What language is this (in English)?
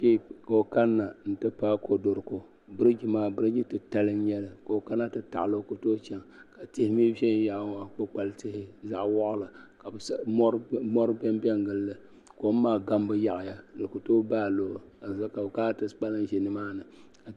Dagbani